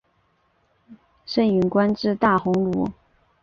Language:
Chinese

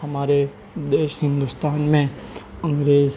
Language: Urdu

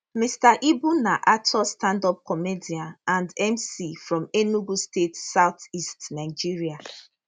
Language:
Nigerian Pidgin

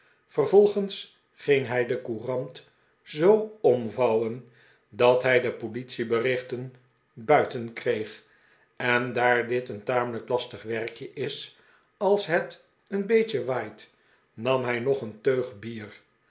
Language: Dutch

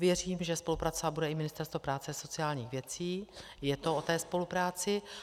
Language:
Czech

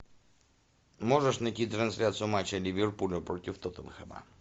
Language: Russian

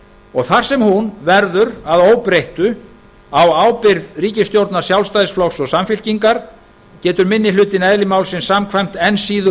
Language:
Icelandic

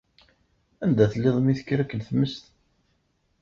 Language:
Kabyle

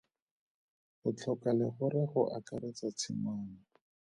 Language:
Tswana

